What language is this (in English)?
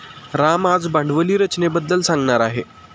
Marathi